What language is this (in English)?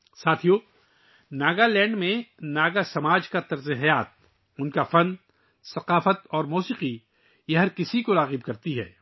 Urdu